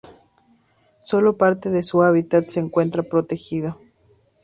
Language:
Spanish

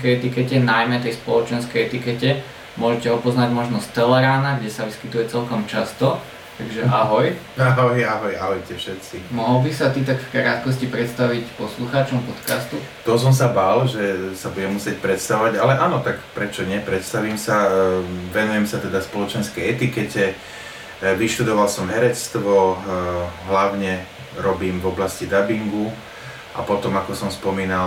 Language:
Slovak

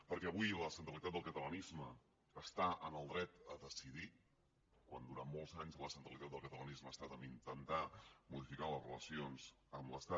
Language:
Catalan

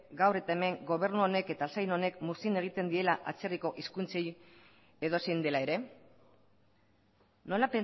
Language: Basque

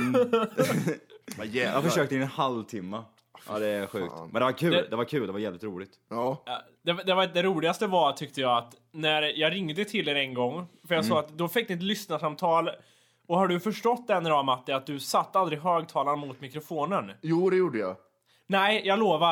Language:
Swedish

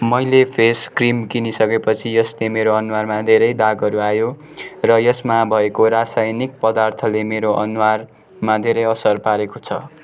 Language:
Nepali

